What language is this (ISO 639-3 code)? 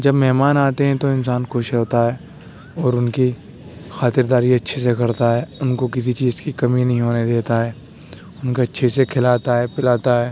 urd